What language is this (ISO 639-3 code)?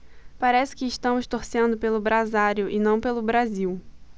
por